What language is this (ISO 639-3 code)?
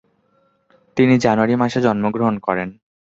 ben